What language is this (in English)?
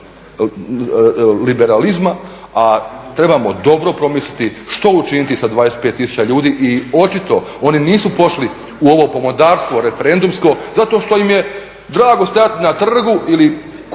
Croatian